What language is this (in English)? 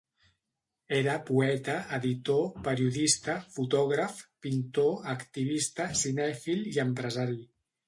Catalan